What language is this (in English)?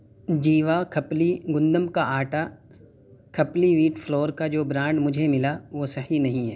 Urdu